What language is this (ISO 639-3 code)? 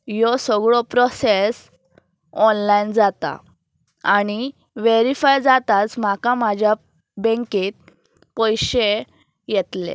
kok